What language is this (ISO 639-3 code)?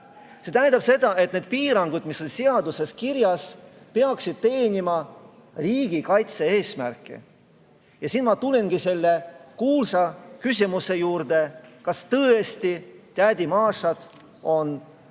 est